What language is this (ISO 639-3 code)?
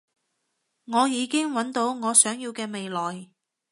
yue